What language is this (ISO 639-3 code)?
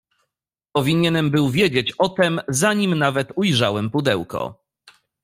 pol